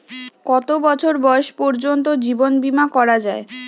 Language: Bangla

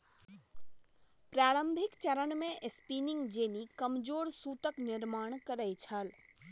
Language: Maithili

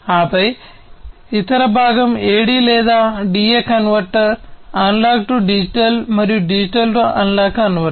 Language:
Telugu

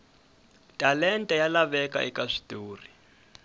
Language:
Tsonga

